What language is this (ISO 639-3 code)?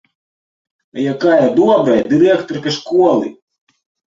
bel